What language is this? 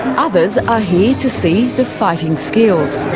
English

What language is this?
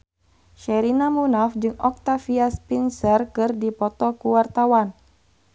Sundanese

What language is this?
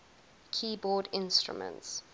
English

